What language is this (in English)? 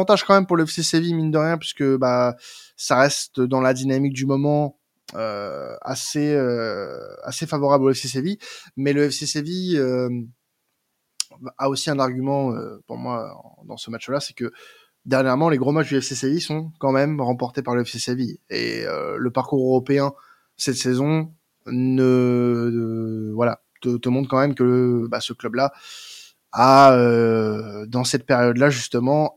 French